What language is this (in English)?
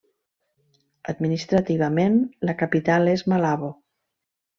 Catalan